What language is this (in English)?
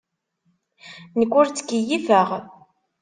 Kabyle